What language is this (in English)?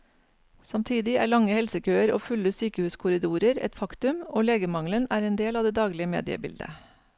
Norwegian